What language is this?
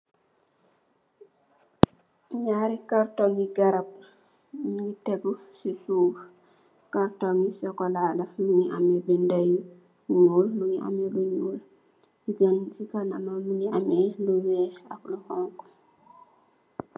Wolof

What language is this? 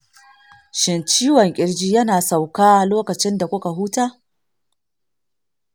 Hausa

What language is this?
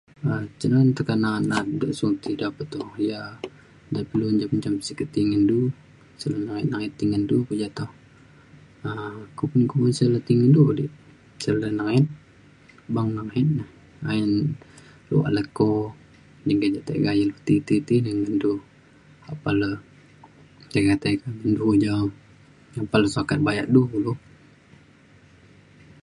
Mainstream Kenyah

